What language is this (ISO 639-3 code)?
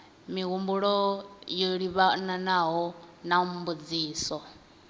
ven